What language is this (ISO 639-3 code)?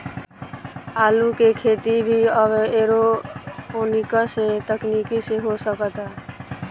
bho